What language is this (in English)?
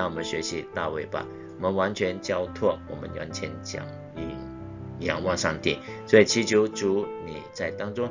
Chinese